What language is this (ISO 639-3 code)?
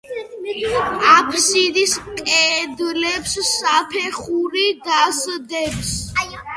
kat